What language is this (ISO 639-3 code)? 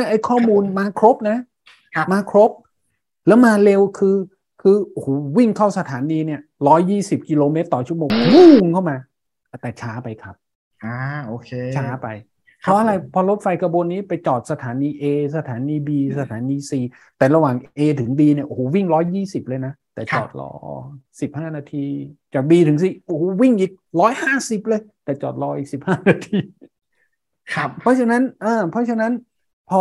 tha